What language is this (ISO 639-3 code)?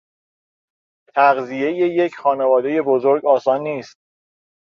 fas